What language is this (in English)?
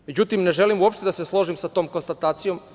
Serbian